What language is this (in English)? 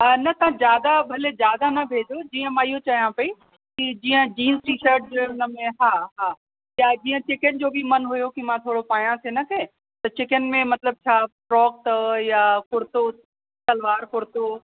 Sindhi